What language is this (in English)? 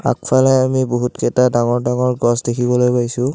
Assamese